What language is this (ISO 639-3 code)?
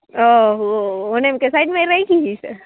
guj